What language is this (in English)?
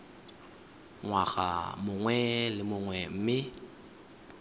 Tswana